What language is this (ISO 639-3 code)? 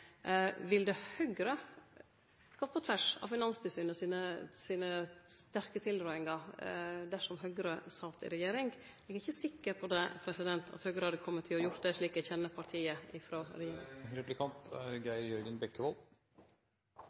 nno